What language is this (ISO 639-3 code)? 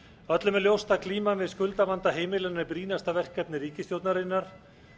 isl